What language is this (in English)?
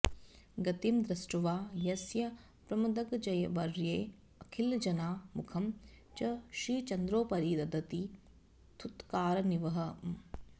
Sanskrit